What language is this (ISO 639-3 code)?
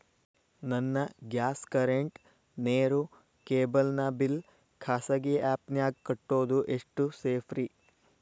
kan